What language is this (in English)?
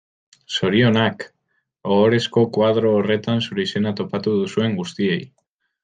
Basque